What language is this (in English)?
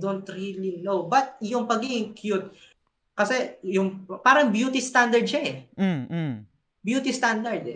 Filipino